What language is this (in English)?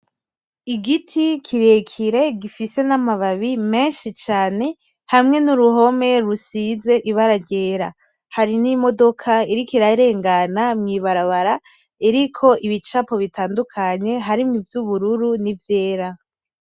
Rundi